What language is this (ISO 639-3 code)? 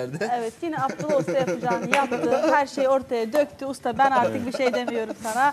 tur